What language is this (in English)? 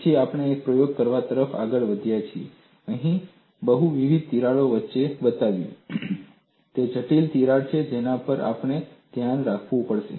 Gujarati